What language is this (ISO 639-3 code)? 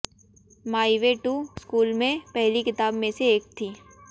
hin